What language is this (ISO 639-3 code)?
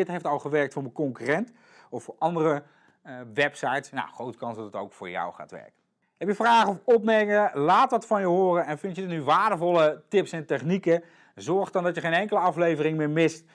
nld